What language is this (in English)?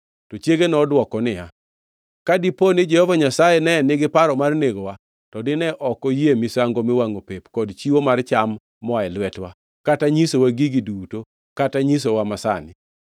Luo (Kenya and Tanzania)